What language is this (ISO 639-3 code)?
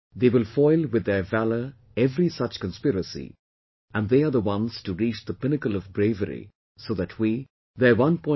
eng